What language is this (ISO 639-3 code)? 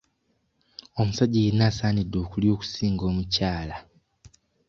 lug